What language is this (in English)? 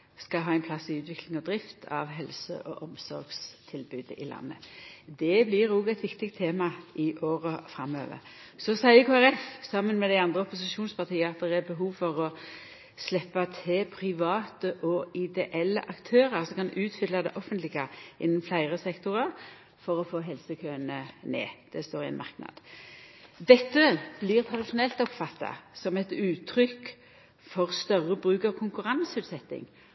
Norwegian Nynorsk